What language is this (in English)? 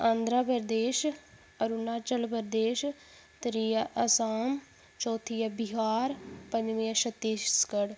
Dogri